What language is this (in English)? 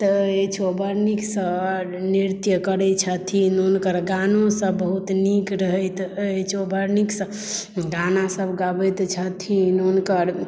Maithili